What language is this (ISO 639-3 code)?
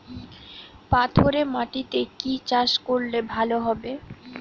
ben